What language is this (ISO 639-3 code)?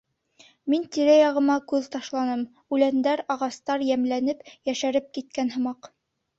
bak